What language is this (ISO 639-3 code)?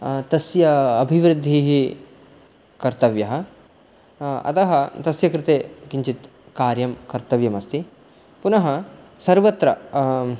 san